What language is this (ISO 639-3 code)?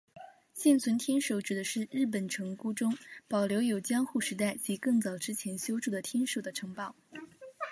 zho